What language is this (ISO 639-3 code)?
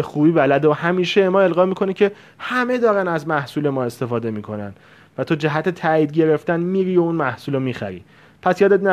fas